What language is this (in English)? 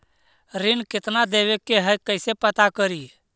Magahi